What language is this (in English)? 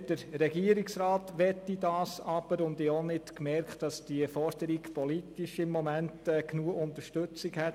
Swiss German